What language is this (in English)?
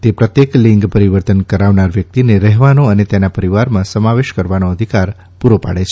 Gujarati